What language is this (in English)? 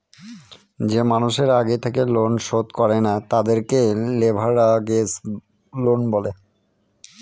Bangla